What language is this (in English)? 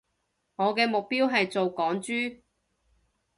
Cantonese